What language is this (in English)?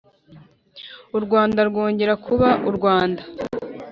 Kinyarwanda